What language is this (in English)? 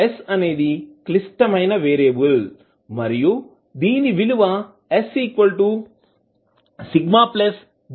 Telugu